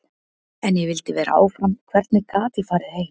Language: Icelandic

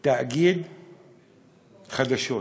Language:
Hebrew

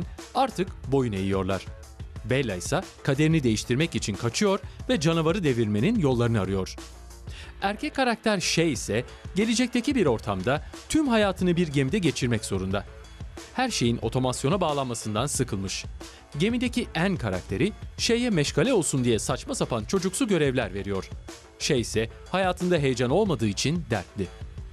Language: Turkish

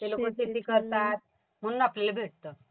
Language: Marathi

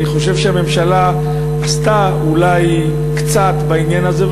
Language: Hebrew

